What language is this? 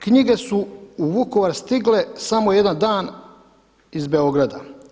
Croatian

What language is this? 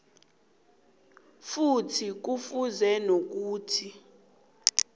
South Ndebele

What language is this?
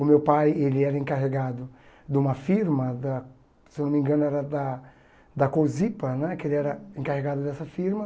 Portuguese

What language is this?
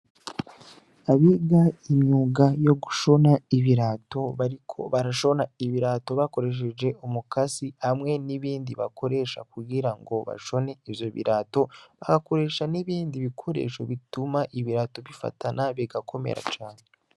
Rundi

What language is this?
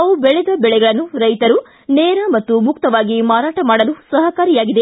Kannada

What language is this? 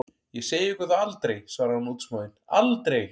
Icelandic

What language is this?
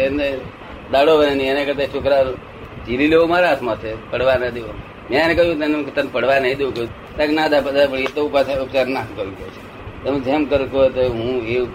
Gujarati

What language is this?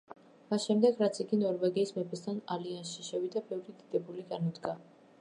Georgian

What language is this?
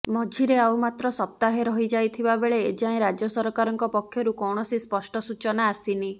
Odia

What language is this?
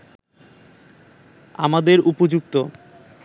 Bangla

